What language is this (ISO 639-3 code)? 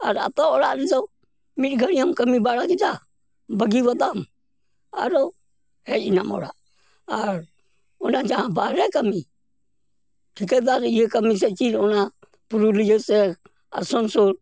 sat